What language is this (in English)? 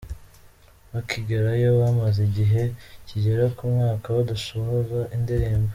Kinyarwanda